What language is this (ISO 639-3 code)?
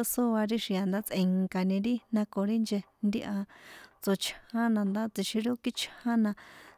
poe